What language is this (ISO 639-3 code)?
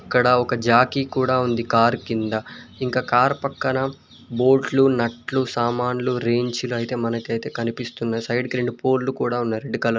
tel